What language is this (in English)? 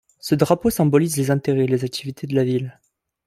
French